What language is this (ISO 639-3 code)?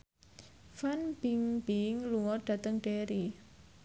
jav